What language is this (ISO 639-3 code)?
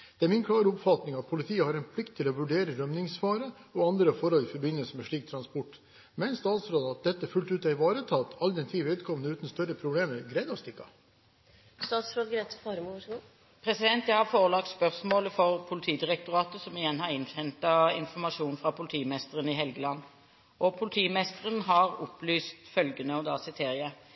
nob